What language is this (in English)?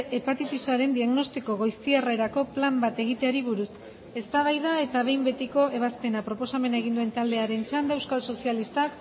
Basque